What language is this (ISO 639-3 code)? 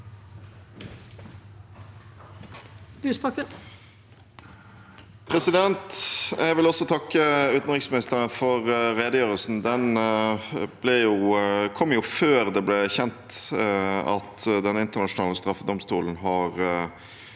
nor